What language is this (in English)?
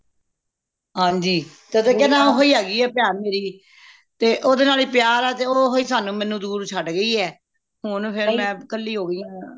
Punjabi